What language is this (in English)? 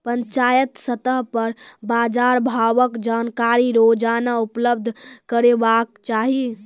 Maithili